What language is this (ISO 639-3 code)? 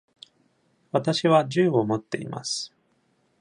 jpn